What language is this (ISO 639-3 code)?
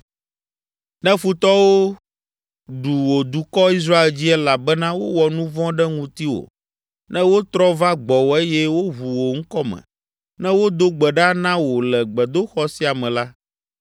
ewe